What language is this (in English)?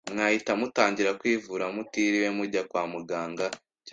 Kinyarwanda